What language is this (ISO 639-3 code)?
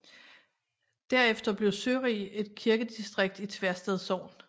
dan